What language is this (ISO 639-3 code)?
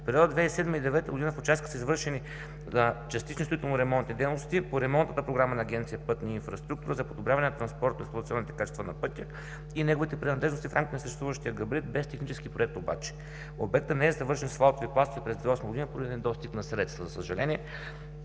bul